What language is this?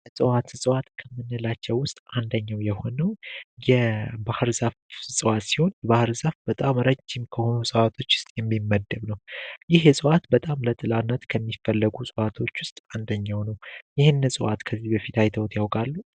Amharic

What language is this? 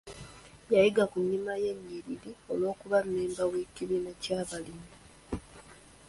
Ganda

